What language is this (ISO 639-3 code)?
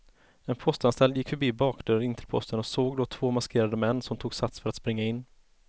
swe